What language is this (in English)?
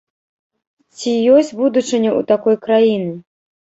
Belarusian